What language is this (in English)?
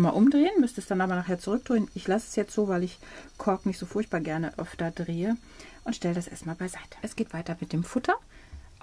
German